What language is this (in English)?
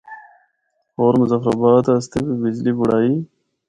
Northern Hindko